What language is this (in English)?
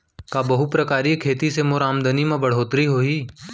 Chhattisgarhi